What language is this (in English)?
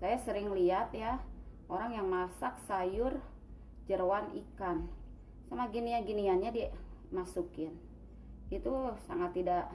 Indonesian